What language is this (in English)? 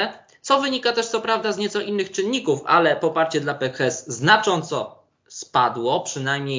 Polish